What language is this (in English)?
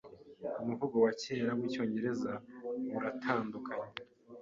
Kinyarwanda